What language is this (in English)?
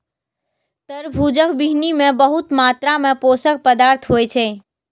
Maithili